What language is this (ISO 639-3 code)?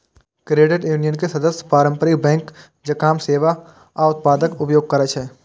mai